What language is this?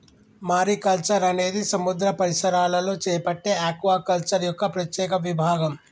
Telugu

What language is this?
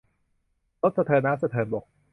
Thai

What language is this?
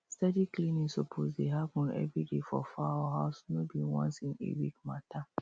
Nigerian Pidgin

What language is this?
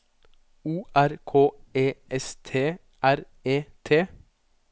Norwegian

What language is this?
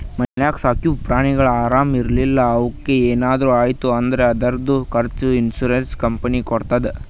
Kannada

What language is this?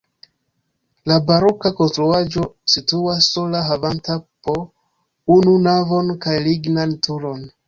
Esperanto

